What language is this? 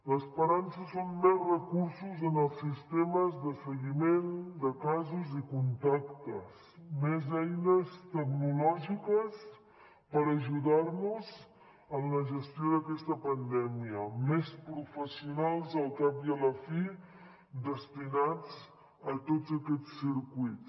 Catalan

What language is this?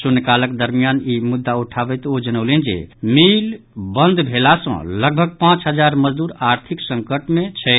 Maithili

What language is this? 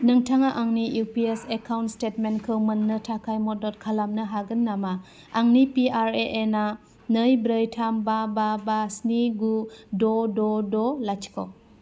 Bodo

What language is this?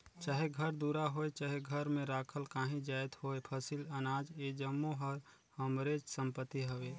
Chhattisgarhi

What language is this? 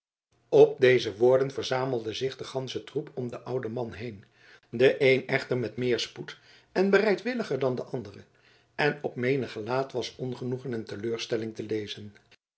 Dutch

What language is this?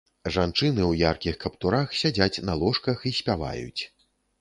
Belarusian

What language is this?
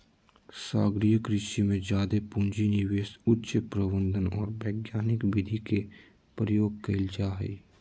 Magahi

